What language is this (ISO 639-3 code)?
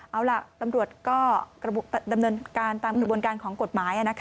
tha